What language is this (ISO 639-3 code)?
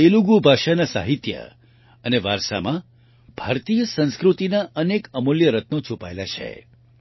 guj